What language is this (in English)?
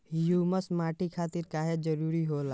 Bhojpuri